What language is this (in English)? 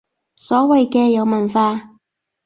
Cantonese